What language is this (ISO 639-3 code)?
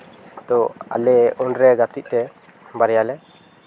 sat